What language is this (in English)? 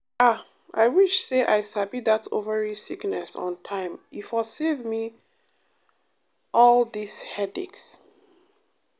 Nigerian Pidgin